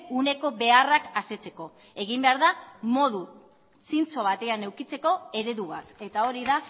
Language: Basque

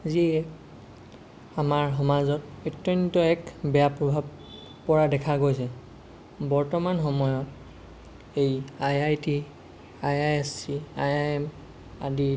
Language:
Assamese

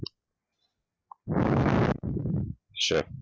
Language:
Gujarati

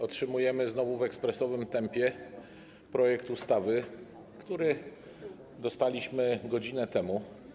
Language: Polish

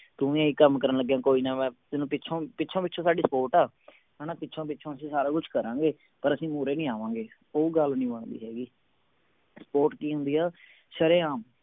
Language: Punjabi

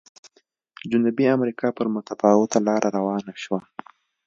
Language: Pashto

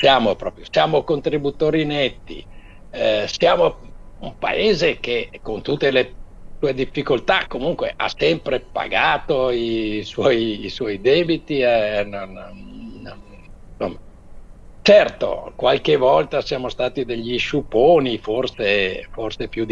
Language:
Italian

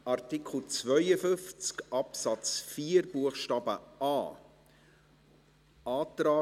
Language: Swiss German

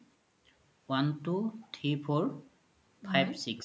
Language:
Assamese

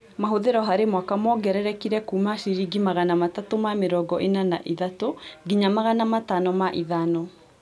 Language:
Kikuyu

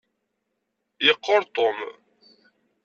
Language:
Kabyle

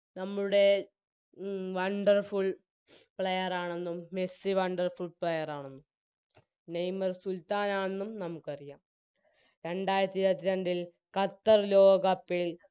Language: Malayalam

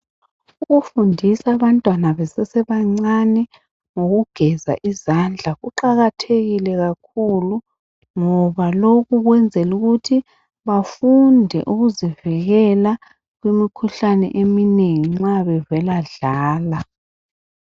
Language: North Ndebele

